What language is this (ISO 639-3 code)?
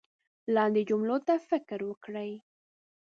pus